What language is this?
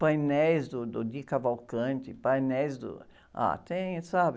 Portuguese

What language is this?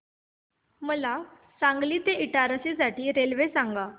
Marathi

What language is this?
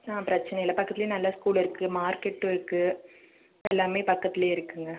Tamil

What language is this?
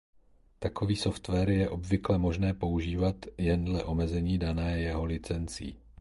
Czech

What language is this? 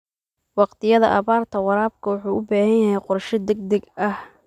Somali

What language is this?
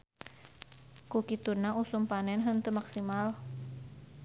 Sundanese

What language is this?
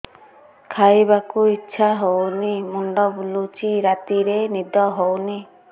Odia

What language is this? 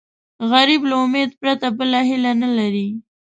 Pashto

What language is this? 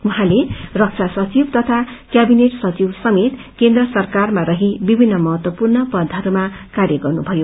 Nepali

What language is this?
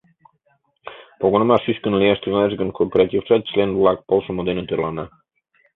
Mari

